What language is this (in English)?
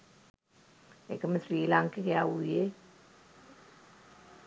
Sinhala